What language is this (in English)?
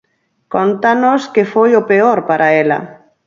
Galician